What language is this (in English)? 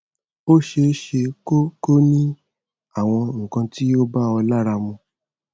Yoruba